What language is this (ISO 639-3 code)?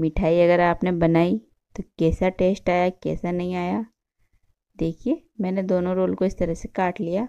hin